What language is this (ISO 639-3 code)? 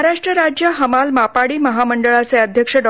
mar